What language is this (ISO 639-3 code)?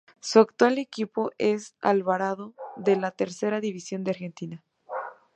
spa